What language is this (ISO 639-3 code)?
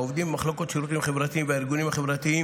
heb